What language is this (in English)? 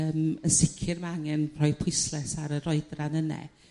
Welsh